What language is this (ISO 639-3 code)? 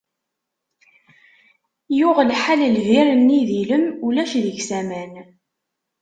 kab